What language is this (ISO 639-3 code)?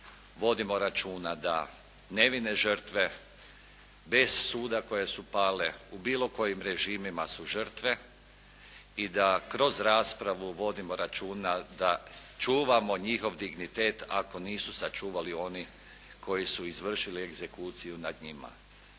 hrv